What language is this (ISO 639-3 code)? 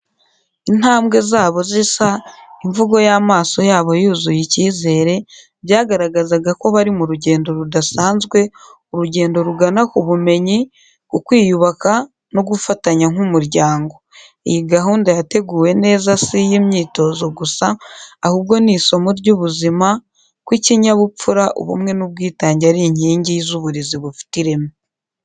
kin